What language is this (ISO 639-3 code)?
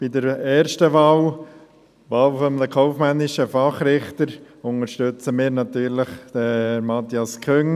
gsw